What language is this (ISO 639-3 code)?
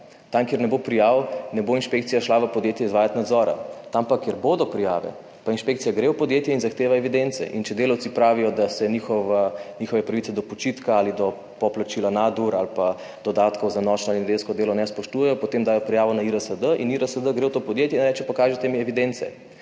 slv